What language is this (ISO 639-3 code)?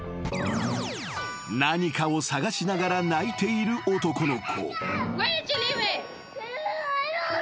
jpn